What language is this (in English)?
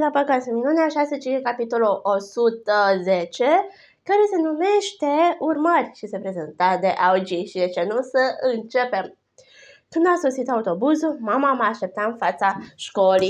Romanian